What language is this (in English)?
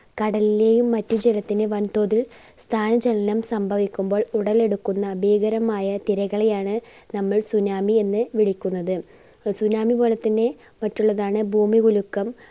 Malayalam